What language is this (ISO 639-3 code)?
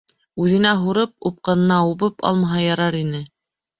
bak